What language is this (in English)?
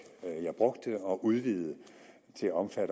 Danish